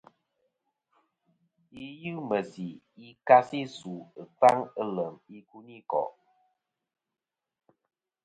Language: Kom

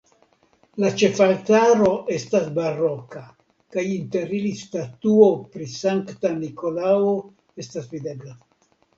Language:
Esperanto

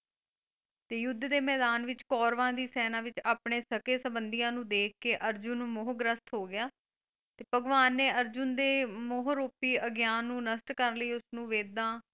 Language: Punjabi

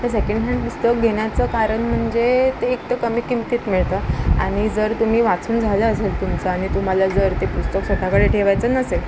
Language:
Marathi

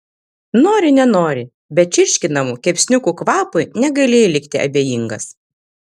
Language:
Lithuanian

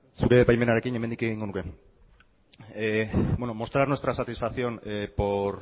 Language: Basque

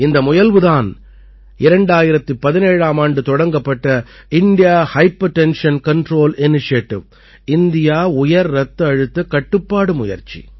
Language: Tamil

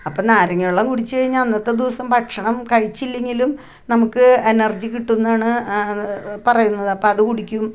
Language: Malayalam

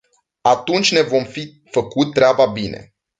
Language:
Romanian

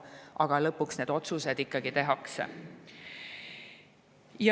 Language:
Estonian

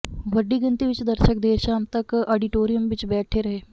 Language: Punjabi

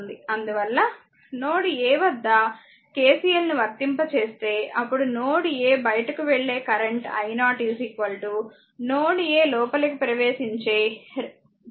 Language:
Telugu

